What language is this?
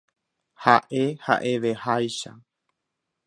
Guarani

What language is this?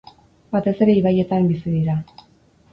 Basque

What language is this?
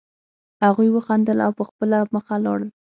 Pashto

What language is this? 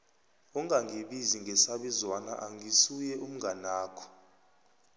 South Ndebele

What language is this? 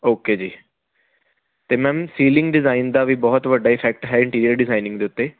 Punjabi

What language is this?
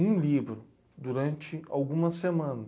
Portuguese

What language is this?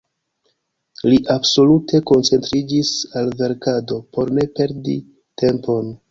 Esperanto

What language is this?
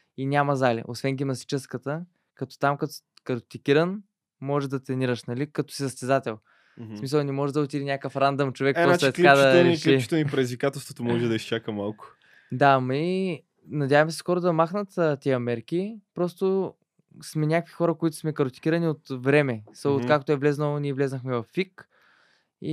Bulgarian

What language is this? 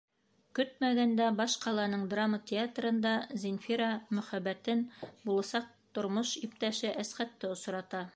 Bashkir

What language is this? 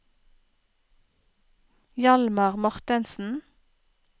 Norwegian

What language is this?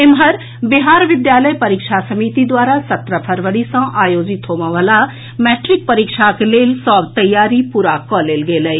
Maithili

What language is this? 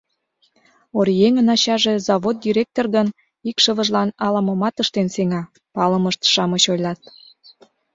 Mari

